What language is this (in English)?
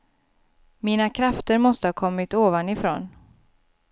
Swedish